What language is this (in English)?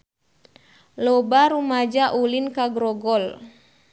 Sundanese